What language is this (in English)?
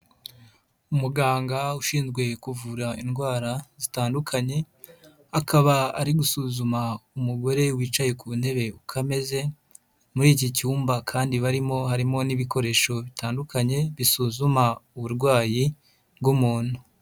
Kinyarwanda